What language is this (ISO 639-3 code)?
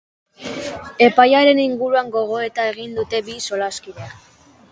eus